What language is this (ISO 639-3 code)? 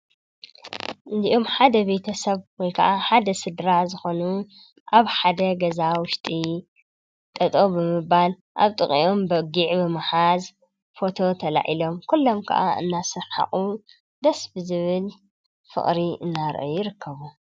tir